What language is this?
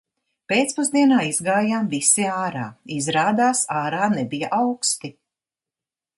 Latvian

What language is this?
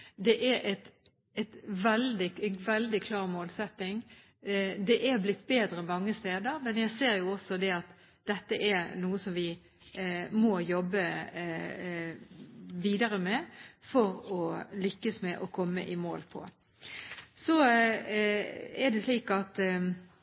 Norwegian Bokmål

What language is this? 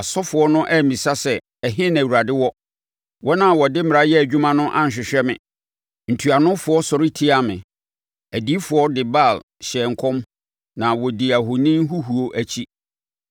Akan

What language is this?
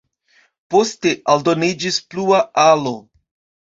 Esperanto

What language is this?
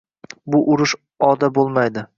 Uzbek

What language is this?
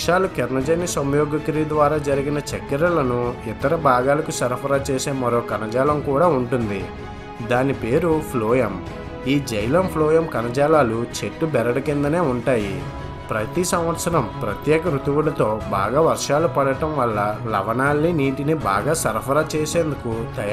Indonesian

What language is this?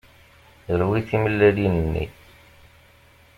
Kabyle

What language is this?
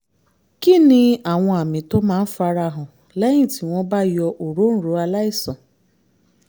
Yoruba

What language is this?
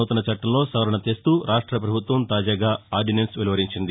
Telugu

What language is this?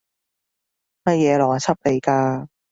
Cantonese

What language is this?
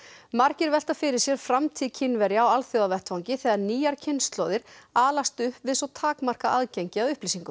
Icelandic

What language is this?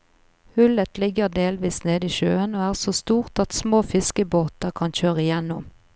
Norwegian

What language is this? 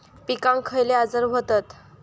Marathi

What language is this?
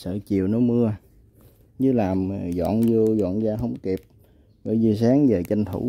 Vietnamese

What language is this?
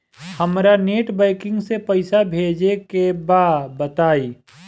Bhojpuri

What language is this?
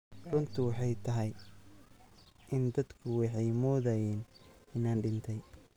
Somali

